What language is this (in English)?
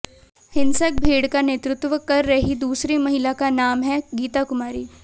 Hindi